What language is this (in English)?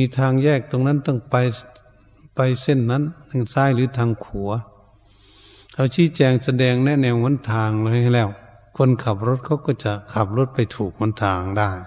Thai